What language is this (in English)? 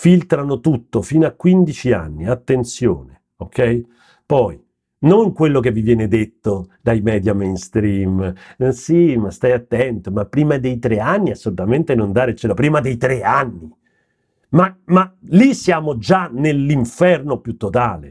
Italian